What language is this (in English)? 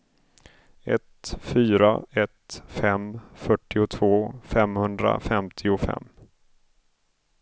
Swedish